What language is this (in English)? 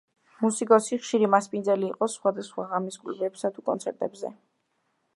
Georgian